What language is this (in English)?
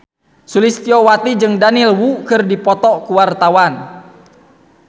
Sundanese